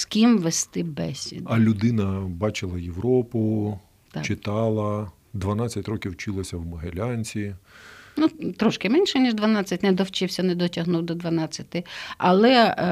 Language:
Ukrainian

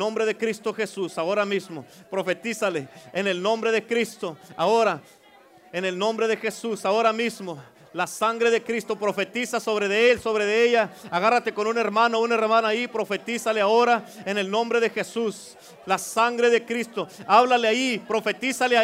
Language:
Spanish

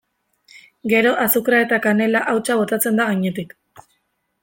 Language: Basque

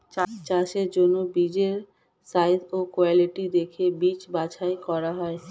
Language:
Bangla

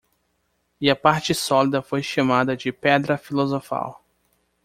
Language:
Portuguese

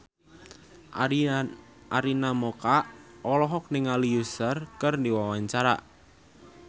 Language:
Sundanese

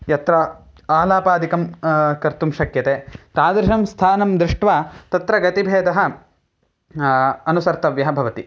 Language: Sanskrit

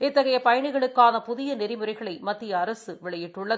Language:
Tamil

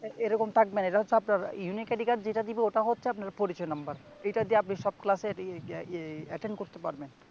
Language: Bangla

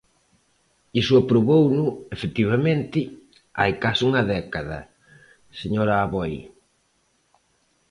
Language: Galician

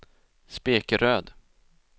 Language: Swedish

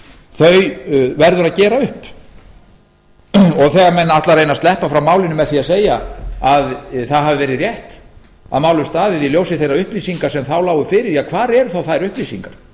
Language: Icelandic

